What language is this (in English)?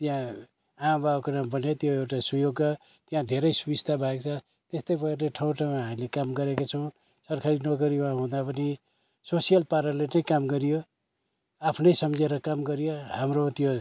Nepali